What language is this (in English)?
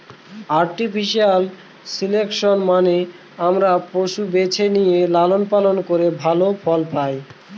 Bangla